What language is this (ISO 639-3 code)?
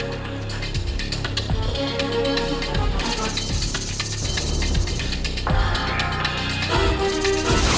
ind